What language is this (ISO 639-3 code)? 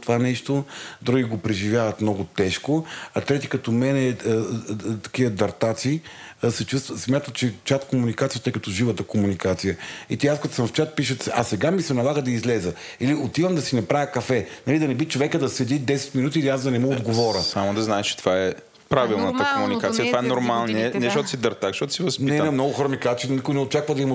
bul